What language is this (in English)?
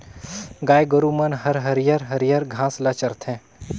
Chhattisgarhi